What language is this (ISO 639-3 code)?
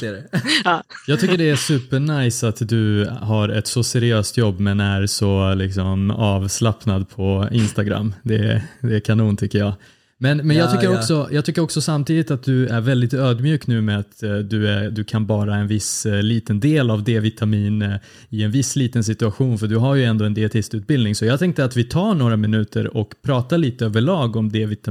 swe